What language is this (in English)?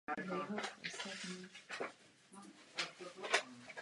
Czech